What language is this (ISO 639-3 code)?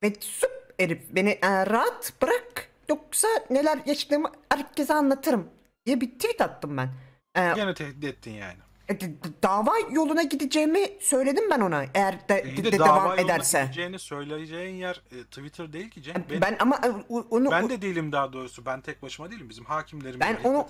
tur